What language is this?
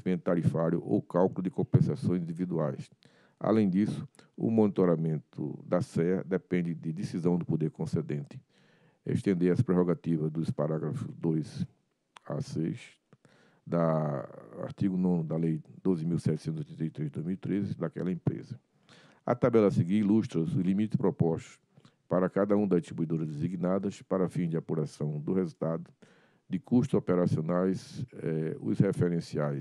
Portuguese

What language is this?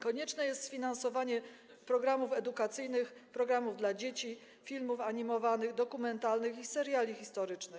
Polish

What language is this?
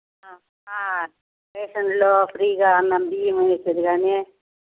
Telugu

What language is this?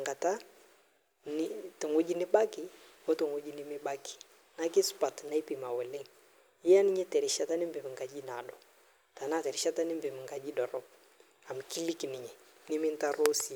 Masai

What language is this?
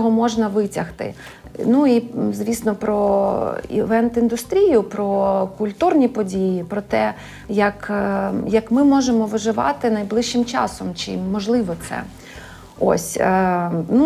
Ukrainian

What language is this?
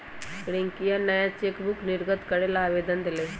Magahi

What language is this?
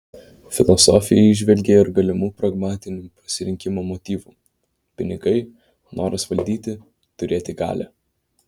Lithuanian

